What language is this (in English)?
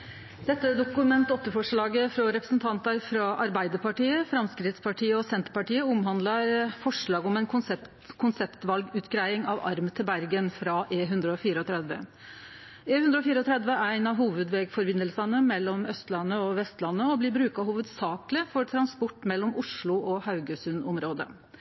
Norwegian